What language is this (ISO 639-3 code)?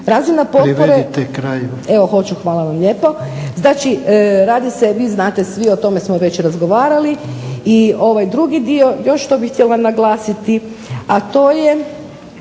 hrv